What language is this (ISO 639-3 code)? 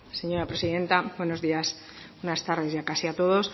spa